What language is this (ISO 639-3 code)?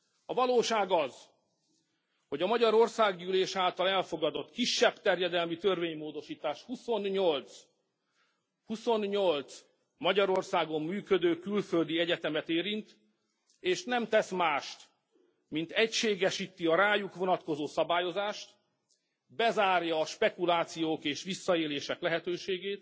hun